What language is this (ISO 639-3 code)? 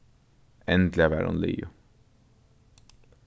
fao